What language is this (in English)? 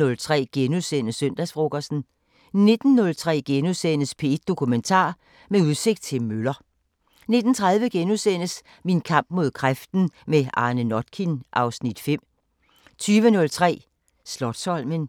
Danish